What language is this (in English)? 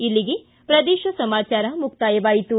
Kannada